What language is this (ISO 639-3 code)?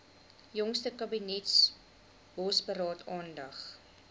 afr